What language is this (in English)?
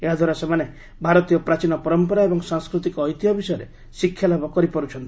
Odia